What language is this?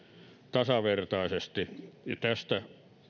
Finnish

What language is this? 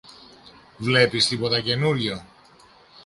Greek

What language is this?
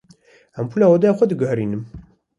Kurdish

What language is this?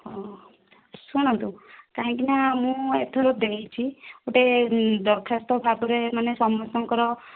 Odia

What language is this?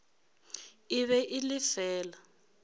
Northern Sotho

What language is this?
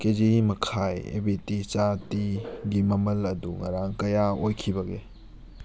Manipuri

